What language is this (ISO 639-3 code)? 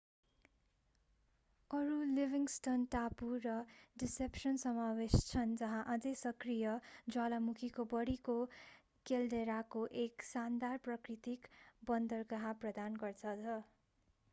nep